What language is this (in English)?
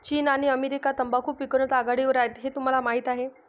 Marathi